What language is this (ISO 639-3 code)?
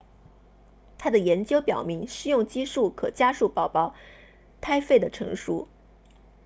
zho